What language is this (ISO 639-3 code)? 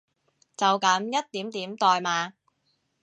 yue